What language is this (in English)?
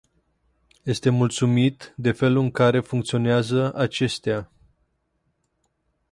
Romanian